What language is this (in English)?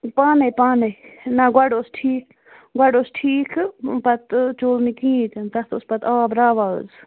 Kashmiri